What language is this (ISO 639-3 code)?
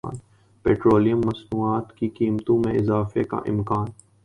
urd